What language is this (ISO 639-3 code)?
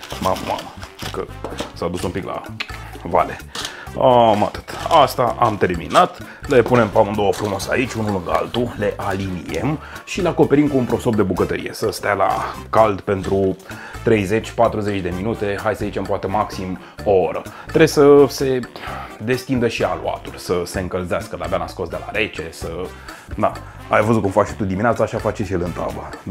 ron